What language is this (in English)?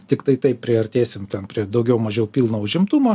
Lithuanian